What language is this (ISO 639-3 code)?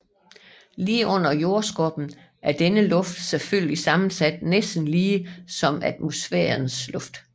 dan